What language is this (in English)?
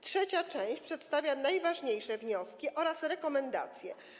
Polish